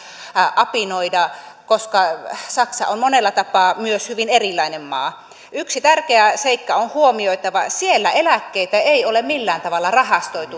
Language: Finnish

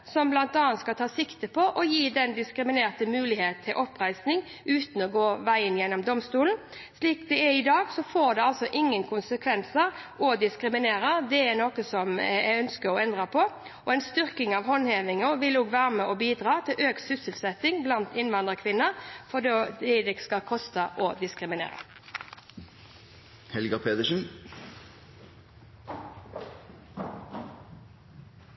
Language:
Norwegian Bokmål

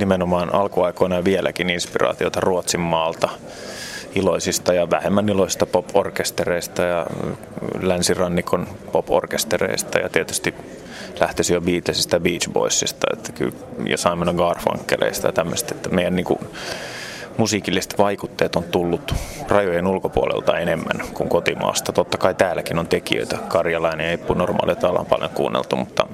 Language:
Finnish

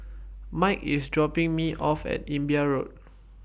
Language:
English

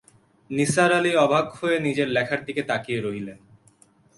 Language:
Bangla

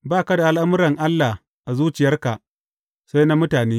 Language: Hausa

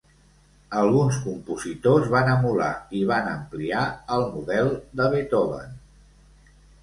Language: Catalan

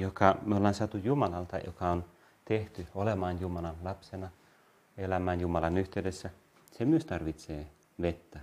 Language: Finnish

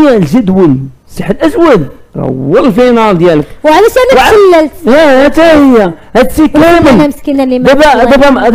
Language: Arabic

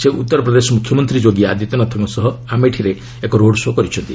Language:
Odia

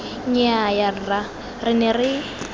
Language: Tswana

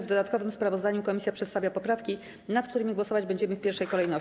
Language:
Polish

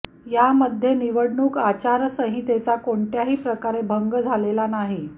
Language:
Marathi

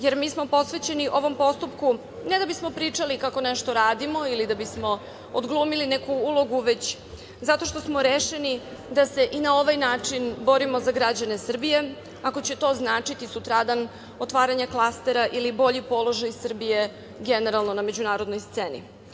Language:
Serbian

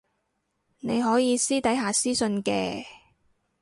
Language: Cantonese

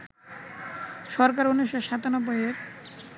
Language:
Bangla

